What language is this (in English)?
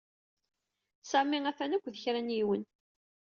Kabyle